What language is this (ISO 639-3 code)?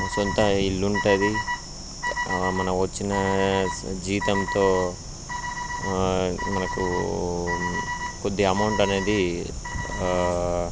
tel